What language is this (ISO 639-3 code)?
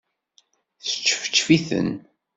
kab